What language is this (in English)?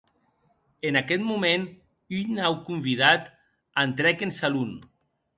Occitan